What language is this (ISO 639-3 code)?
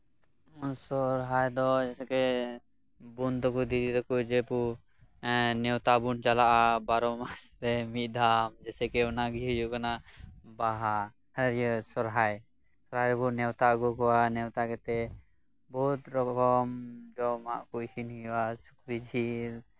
sat